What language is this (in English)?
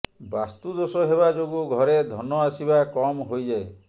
Odia